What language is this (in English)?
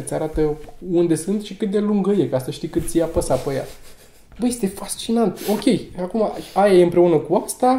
Romanian